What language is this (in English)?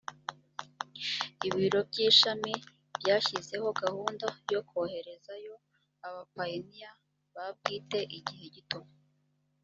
Kinyarwanda